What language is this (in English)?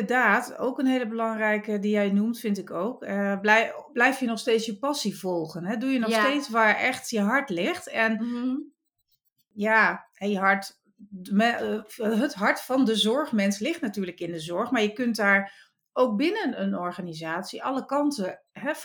Dutch